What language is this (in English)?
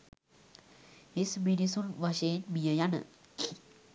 Sinhala